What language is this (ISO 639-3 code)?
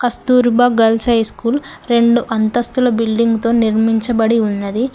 tel